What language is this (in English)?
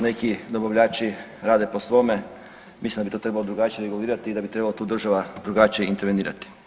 Croatian